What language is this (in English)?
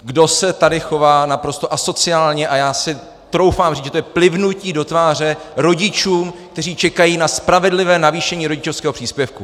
Czech